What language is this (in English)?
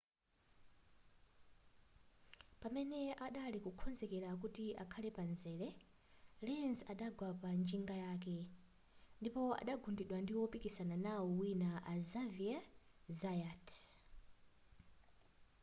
Nyanja